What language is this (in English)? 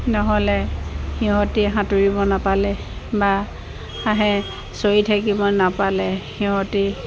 Assamese